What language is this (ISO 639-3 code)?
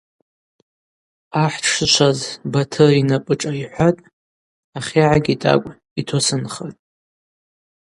abq